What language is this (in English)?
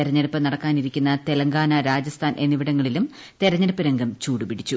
Malayalam